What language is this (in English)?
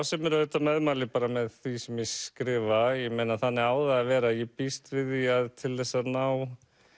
Icelandic